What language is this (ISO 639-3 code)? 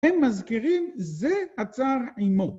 heb